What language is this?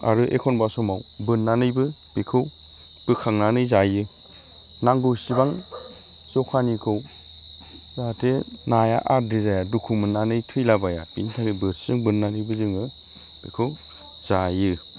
Bodo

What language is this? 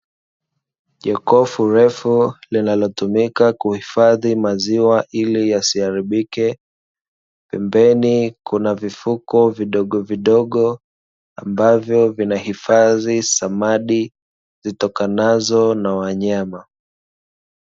Swahili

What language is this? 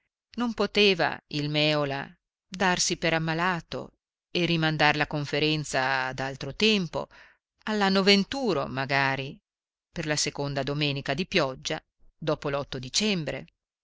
Italian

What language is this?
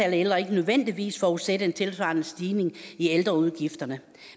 Danish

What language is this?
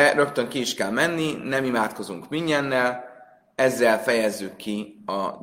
Hungarian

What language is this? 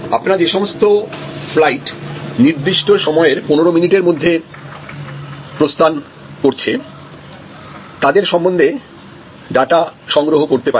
Bangla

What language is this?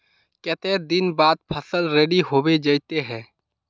Magahi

